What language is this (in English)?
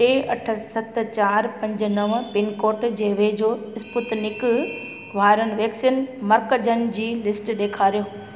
Sindhi